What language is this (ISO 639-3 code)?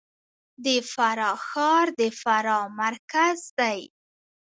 pus